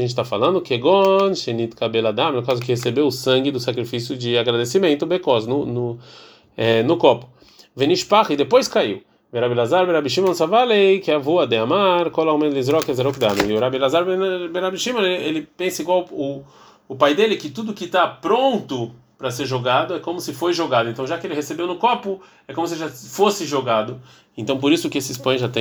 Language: Portuguese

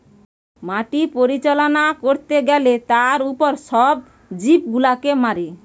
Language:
Bangla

